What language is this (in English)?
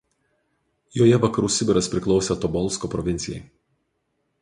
Lithuanian